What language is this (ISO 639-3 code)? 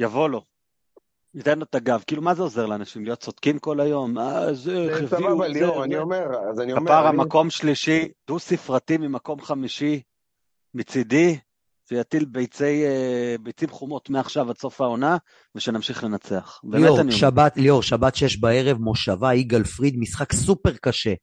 heb